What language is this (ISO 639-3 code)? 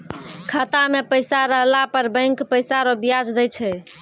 mai